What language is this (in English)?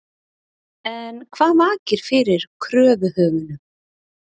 Icelandic